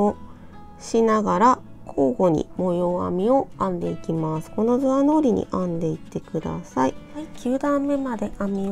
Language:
Japanese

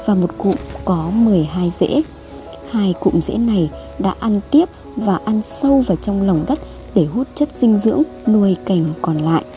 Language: Vietnamese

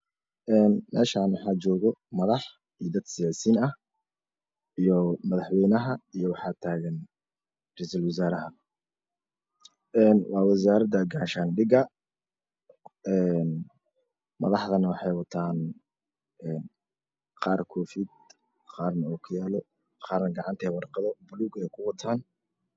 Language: Somali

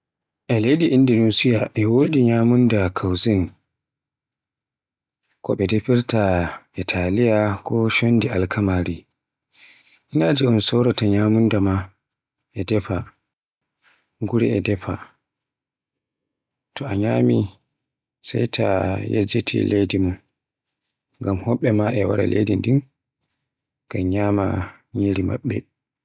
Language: Borgu Fulfulde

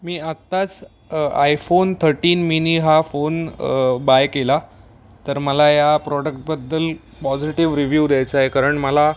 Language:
Marathi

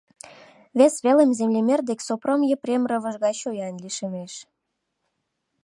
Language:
Mari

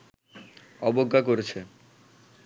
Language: Bangla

